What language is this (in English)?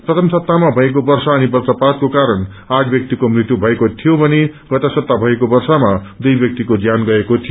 Nepali